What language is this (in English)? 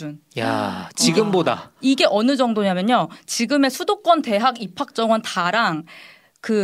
Korean